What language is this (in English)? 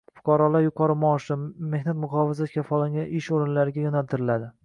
Uzbek